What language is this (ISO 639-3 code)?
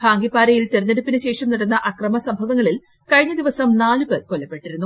mal